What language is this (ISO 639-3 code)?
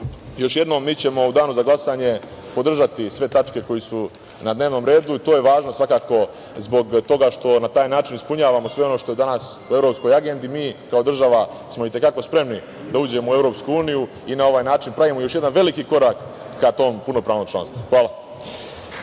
srp